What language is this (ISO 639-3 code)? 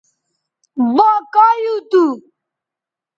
btv